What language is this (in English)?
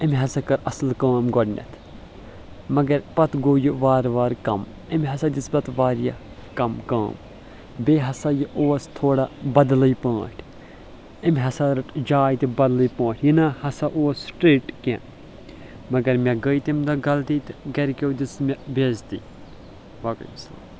Kashmiri